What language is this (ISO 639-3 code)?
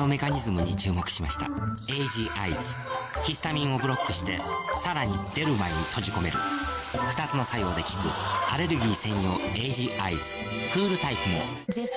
jpn